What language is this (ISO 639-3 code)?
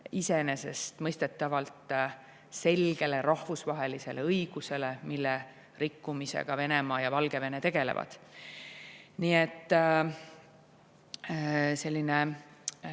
est